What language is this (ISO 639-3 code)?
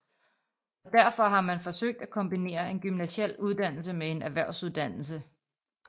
dan